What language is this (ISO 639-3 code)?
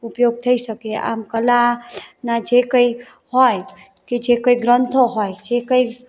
guj